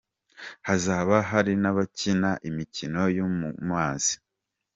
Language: Kinyarwanda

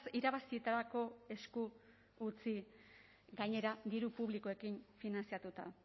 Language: Basque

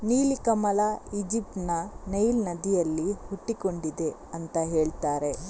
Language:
Kannada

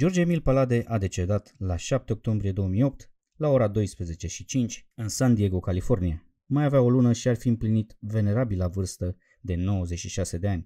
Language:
Romanian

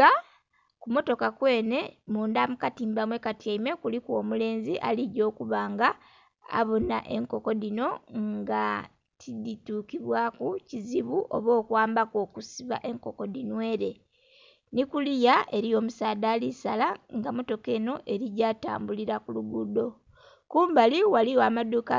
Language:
Soga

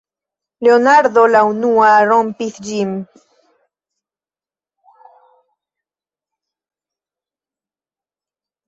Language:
Esperanto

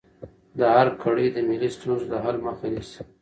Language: Pashto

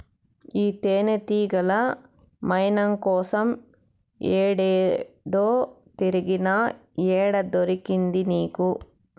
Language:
Telugu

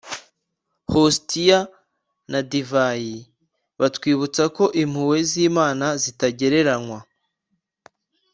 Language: Kinyarwanda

